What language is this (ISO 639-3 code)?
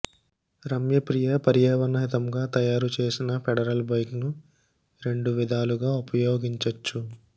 tel